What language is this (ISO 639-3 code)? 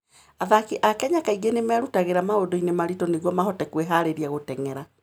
kik